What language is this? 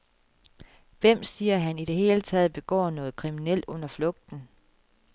Danish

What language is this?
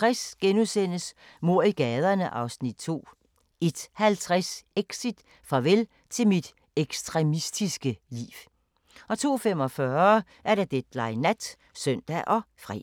Danish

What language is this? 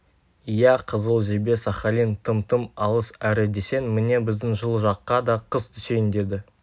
Kazakh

